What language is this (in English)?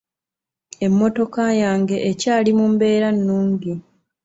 Ganda